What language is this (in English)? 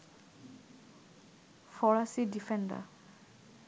Bangla